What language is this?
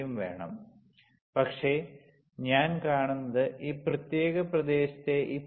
Malayalam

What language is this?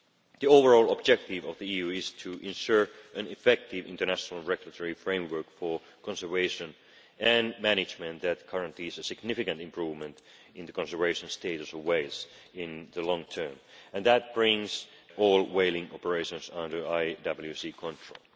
English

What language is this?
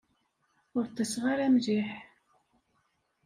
Kabyle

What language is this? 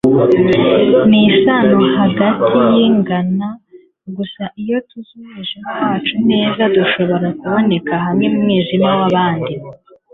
Kinyarwanda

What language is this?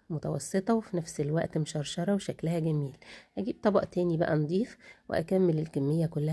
Arabic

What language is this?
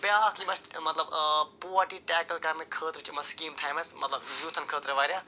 Kashmiri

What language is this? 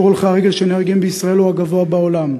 Hebrew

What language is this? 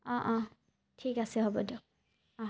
Assamese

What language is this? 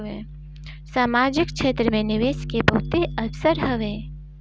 Bhojpuri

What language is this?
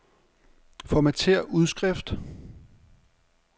Danish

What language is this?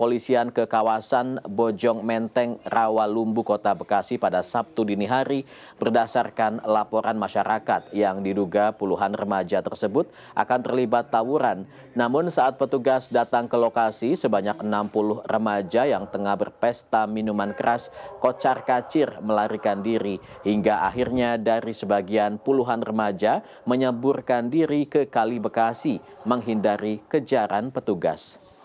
Indonesian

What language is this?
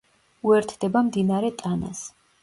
Georgian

